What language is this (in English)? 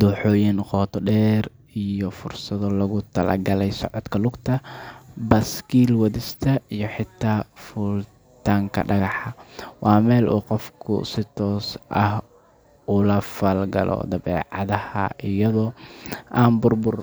Somali